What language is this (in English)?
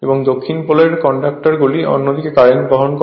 Bangla